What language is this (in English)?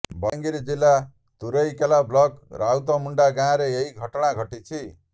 Odia